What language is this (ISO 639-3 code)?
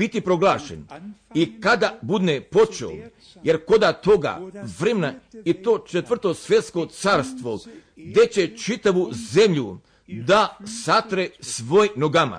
hrv